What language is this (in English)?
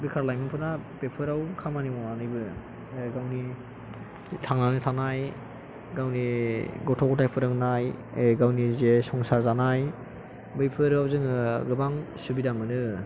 Bodo